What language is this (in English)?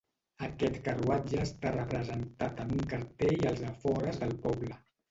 Catalan